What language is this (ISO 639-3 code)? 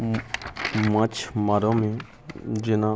mai